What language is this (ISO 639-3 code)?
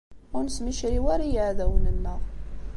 kab